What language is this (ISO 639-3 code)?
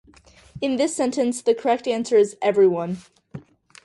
eng